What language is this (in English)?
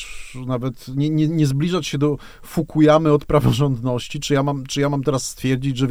Polish